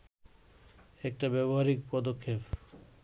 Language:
Bangla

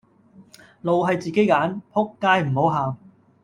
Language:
Cantonese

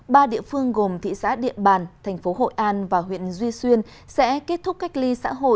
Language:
Vietnamese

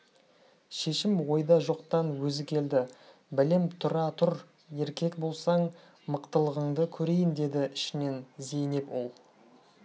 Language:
Kazakh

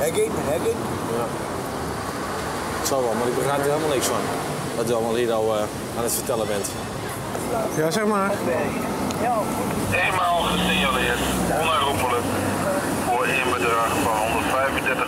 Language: Dutch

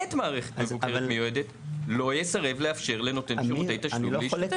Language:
Hebrew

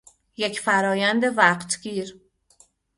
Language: Persian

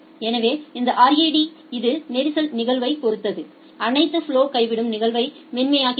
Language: Tamil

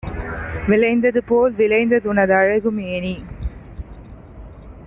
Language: Tamil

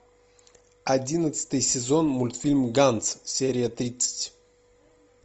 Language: Russian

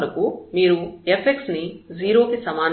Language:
Telugu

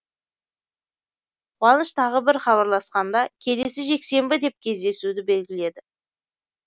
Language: Kazakh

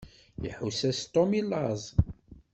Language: Kabyle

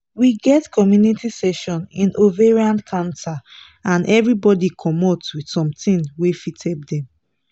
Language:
Nigerian Pidgin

